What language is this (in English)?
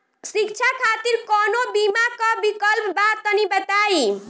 Bhojpuri